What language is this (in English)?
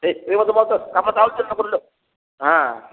Odia